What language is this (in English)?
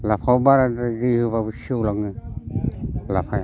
Bodo